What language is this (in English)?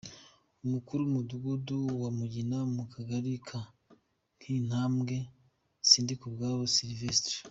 Kinyarwanda